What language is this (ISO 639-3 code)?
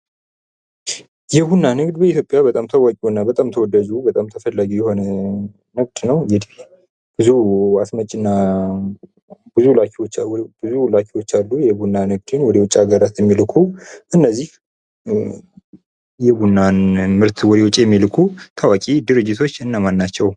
amh